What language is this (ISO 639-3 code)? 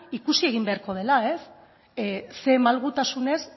eus